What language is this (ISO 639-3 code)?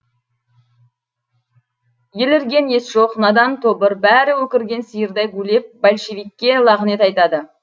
kaz